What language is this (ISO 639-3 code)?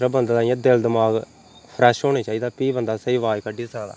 doi